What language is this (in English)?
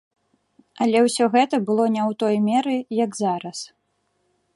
Belarusian